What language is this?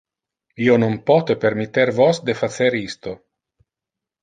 Interlingua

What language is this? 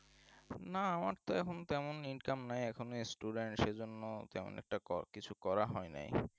Bangla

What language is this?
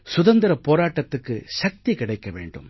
Tamil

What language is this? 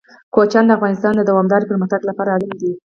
Pashto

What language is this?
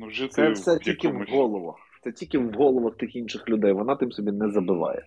Ukrainian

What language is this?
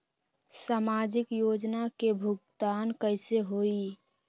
Magahi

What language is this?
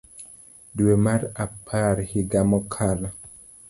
Luo (Kenya and Tanzania)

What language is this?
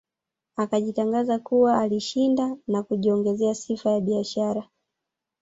Swahili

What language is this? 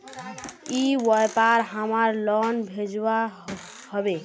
Magahi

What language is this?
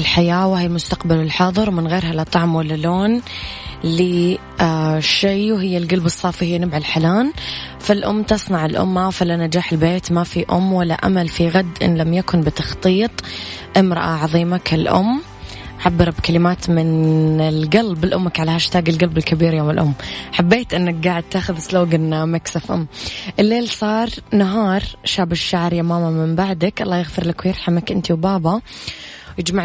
Arabic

